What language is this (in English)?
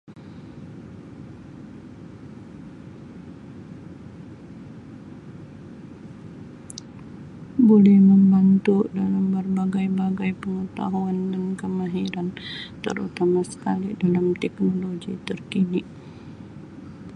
Sabah Malay